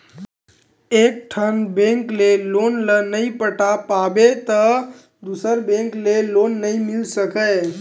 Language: Chhattisgarhi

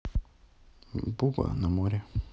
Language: Russian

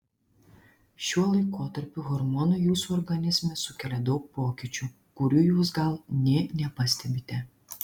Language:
Lithuanian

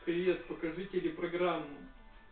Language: Russian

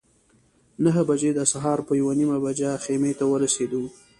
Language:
Pashto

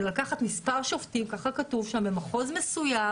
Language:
Hebrew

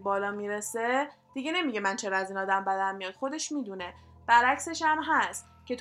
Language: Persian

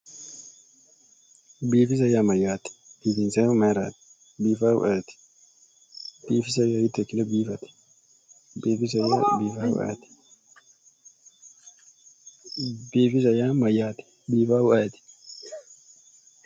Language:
Sidamo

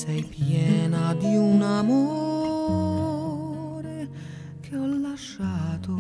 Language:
Italian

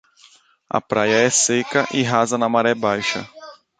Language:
Portuguese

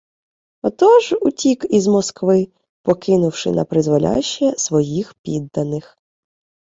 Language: Ukrainian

